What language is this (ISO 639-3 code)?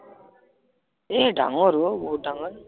asm